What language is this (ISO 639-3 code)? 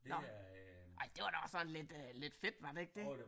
dan